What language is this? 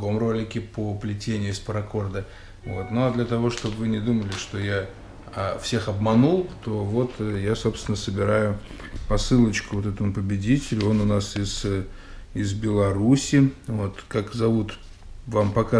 Russian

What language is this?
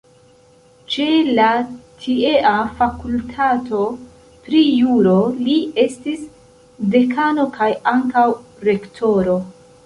Esperanto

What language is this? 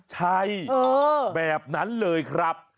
Thai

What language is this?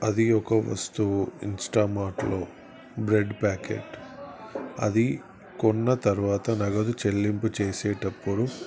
Telugu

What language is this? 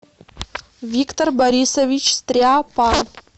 Russian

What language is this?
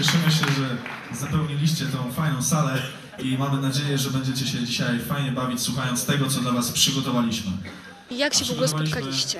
Polish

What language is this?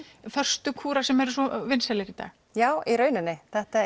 Icelandic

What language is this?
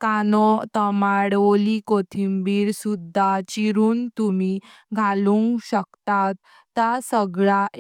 Konkani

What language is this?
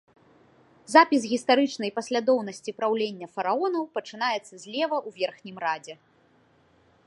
Belarusian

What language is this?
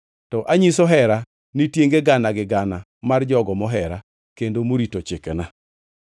Luo (Kenya and Tanzania)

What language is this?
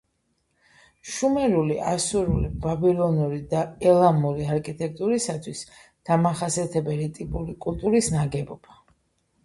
Georgian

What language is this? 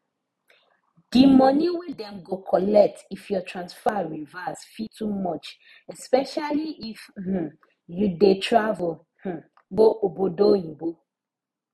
Nigerian Pidgin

